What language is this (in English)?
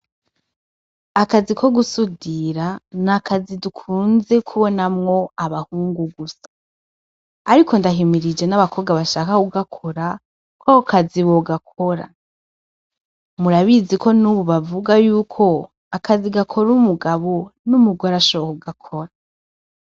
Rundi